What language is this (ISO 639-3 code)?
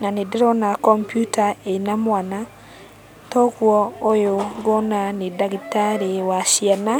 kik